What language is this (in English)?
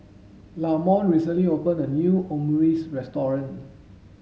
English